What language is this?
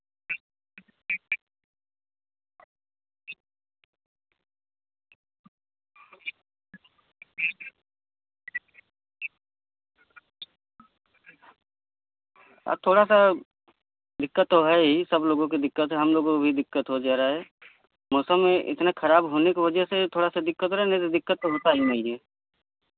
Hindi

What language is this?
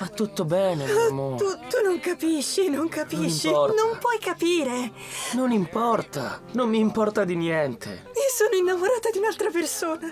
Italian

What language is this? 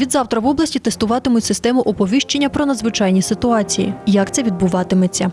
Ukrainian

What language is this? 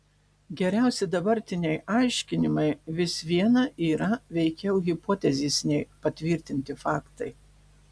Lithuanian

